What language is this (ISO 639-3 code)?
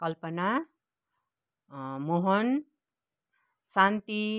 nep